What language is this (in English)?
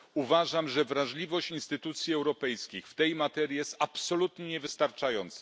Polish